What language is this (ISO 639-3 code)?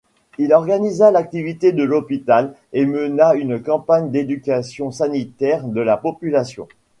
fra